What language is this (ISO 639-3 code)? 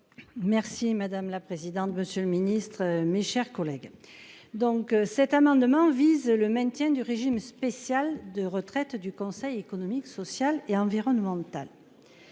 fra